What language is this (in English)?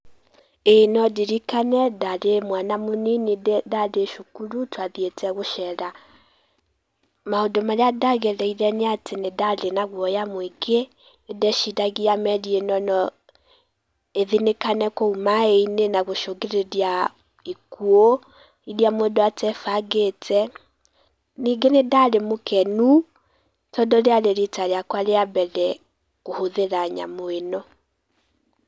Kikuyu